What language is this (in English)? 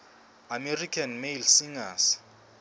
Southern Sotho